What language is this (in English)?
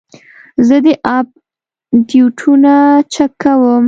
Pashto